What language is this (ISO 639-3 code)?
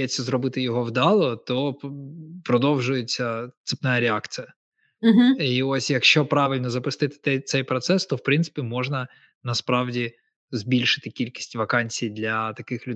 ukr